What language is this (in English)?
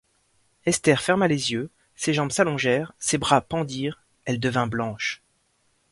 French